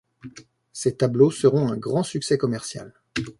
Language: French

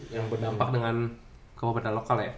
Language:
Indonesian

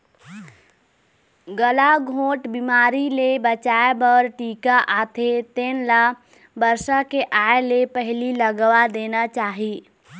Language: Chhattisgarhi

